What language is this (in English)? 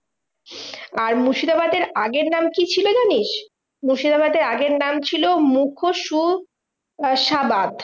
Bangla